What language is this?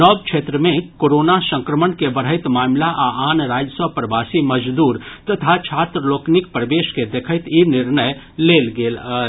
Maithili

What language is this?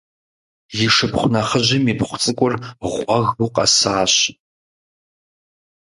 Kabardian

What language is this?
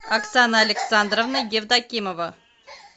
Russian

